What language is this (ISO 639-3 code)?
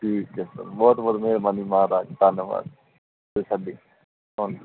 pan